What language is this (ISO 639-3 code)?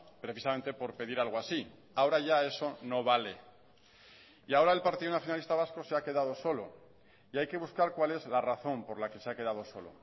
spa